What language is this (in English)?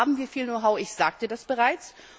German